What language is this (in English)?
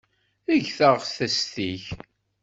Kabyle